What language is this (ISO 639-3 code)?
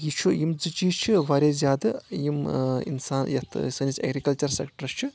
kas